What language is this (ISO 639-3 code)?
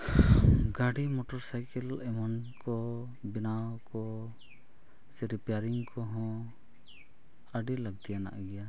sat